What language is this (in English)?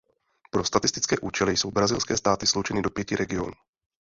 Czech